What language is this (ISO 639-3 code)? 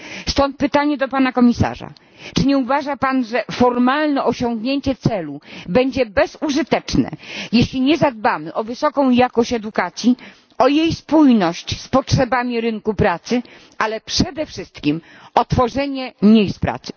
pol